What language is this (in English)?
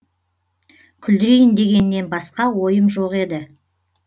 Kazakh